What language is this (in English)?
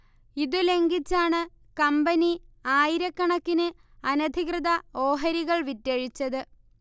Malayalam